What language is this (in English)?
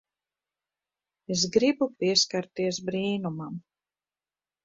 Latvian